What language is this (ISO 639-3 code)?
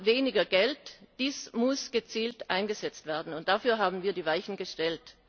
deu